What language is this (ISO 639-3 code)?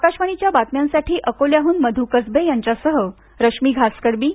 mar